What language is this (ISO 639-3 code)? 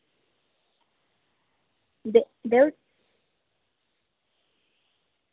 doi